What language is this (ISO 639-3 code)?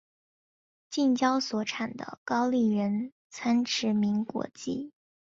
zho